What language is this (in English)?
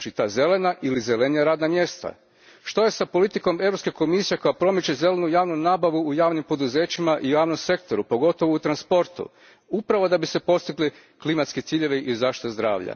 Croatian